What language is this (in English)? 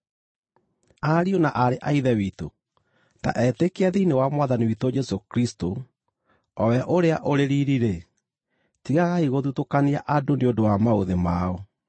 Kikuyu